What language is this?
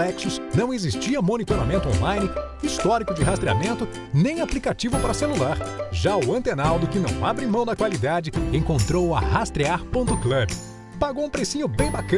Portuguese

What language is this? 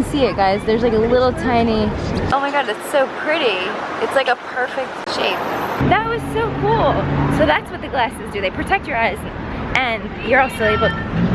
English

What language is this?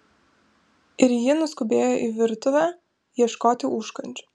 Lithuanian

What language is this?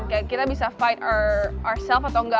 Indonesian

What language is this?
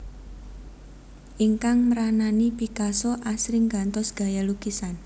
Javanese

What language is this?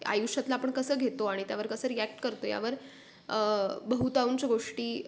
Marathi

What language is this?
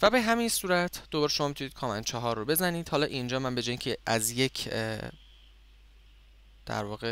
Persian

